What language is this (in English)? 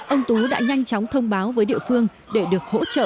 Vietnamese